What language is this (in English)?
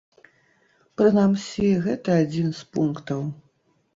Belarusian